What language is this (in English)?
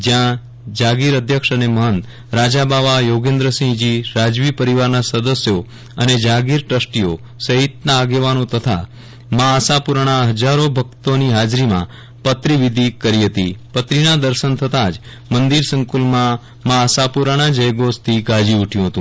Gujarati